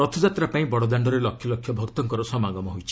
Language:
Odia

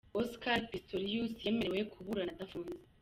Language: Kinyarwanda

